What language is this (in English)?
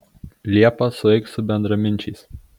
Lithuanian